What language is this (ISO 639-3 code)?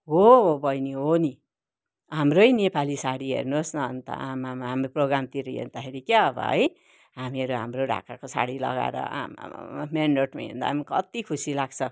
nep